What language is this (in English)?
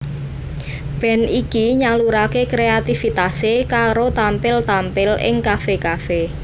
Javanese